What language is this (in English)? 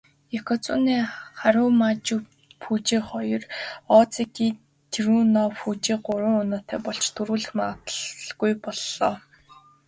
Mongolian